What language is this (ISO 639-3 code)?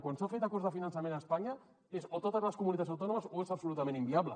cat